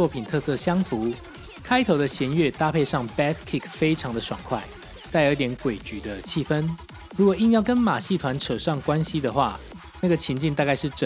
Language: Chinese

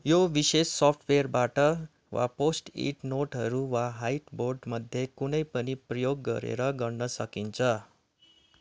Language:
Nepali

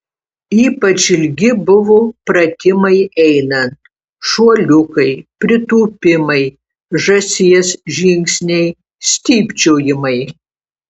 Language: Lithuanian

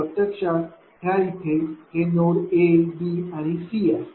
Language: Marathi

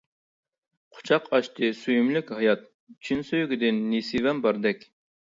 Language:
Uyghur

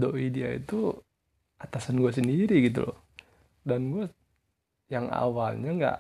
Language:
Indonesian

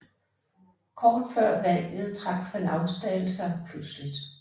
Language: Danish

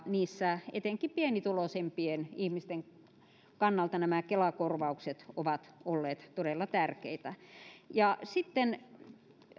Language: Finnish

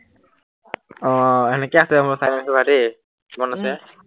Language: Assamese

